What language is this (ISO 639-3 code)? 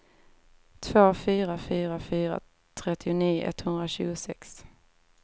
swe